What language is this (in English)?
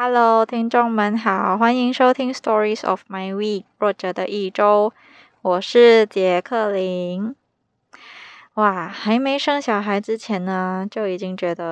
Chinese